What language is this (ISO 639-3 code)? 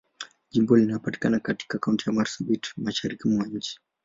swa